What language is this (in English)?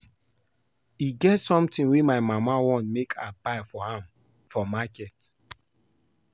Nigerian Pidgin